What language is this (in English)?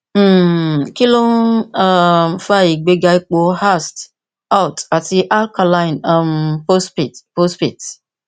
Yoruba